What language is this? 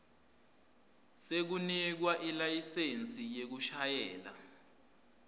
Swati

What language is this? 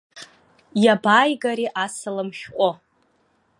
Abkhazian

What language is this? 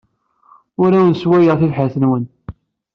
Kabyle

